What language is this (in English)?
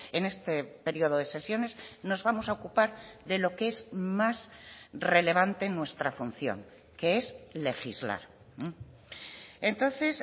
Spanish